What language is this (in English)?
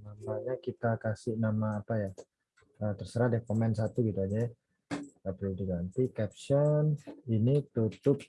Indonesian